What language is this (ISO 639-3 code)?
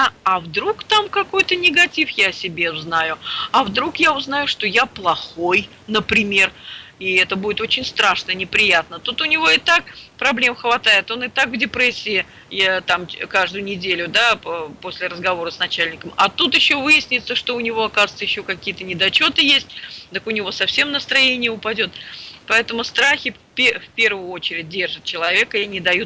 rus